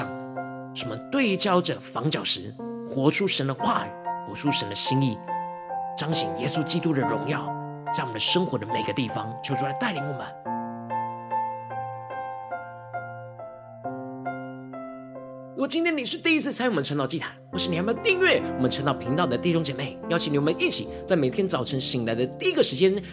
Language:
Chinese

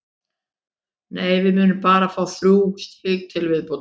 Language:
Icelandic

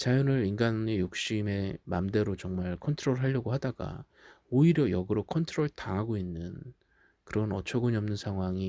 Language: Korean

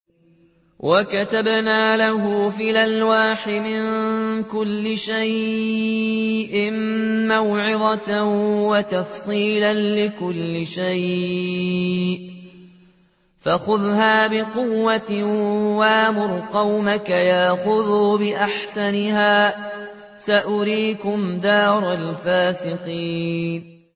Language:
Arabic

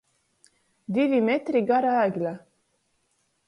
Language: Latgalian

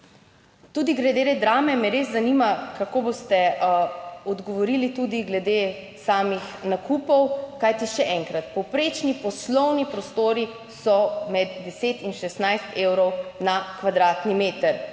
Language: Slovenian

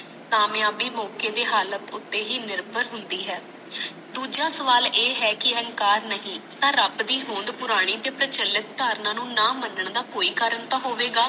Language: Punjabi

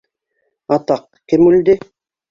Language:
Bashkir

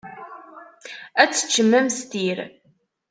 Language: Kabyle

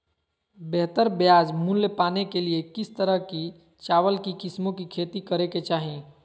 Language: Magahi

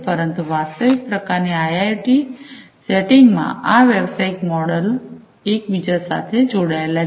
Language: Gujarati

